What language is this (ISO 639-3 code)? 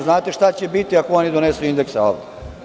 srp